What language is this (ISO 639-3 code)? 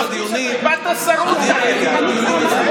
heb